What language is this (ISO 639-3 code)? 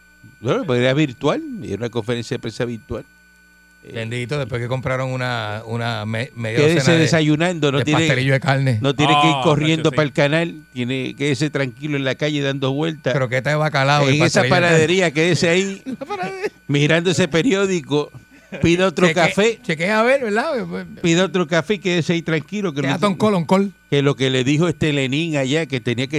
spa